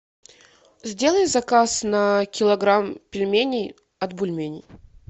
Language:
Russian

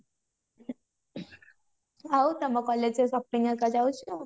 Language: Odia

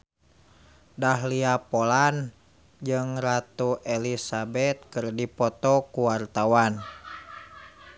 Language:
Sundanese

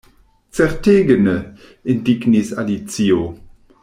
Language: Esperanto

